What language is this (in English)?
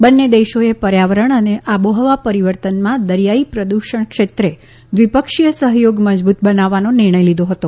Gujarati